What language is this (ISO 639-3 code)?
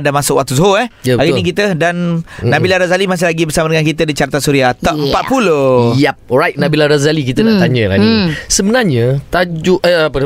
msa